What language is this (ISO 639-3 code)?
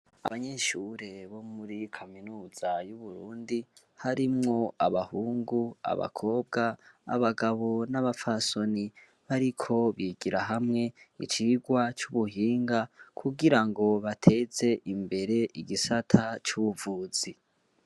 run